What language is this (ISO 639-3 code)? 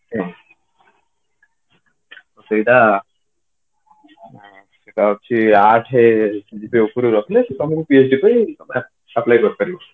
ori